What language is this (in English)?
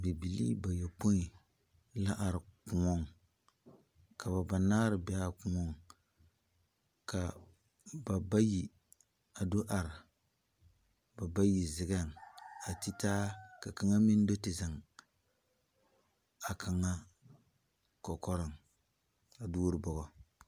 Southern Dagaare